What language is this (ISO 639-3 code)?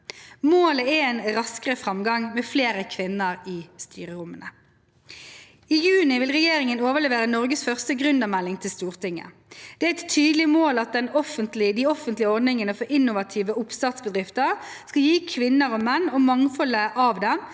nor